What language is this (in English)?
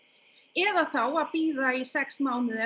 Icelandic